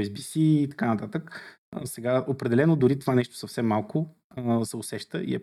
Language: Bulgarian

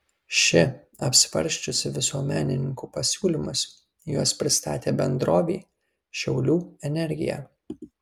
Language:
Lithuanian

